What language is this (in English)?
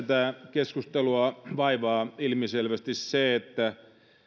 Finnish